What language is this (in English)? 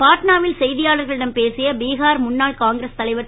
Tamil